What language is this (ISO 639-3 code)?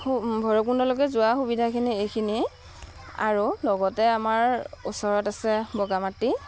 asm